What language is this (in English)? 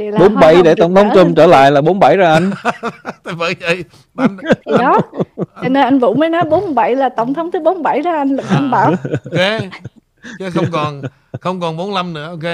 Vietnamese